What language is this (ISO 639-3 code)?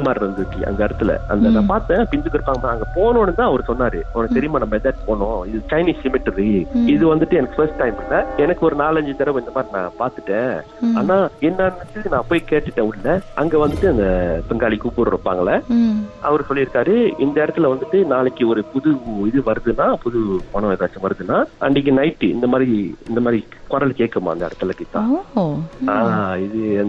tam